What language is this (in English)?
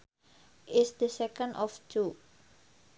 Sundanese